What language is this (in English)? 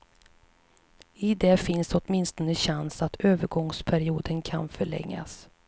Swedish